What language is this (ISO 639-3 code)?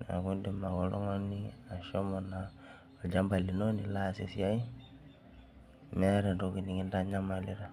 mas